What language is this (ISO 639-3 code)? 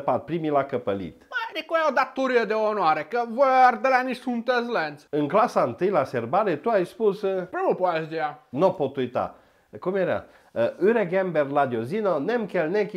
ron